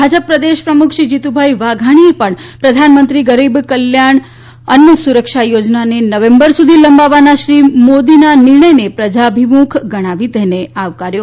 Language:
Gujarati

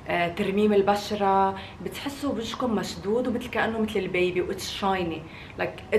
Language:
Arabic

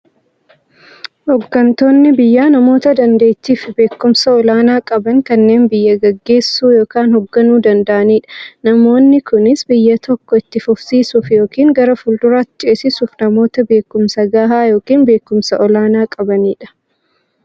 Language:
Oromo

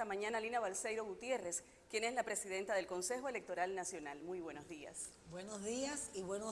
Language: Spanish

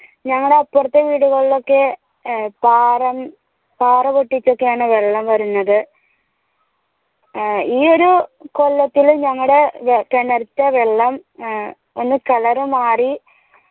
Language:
Malayalam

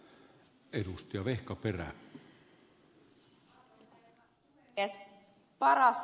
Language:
Finnish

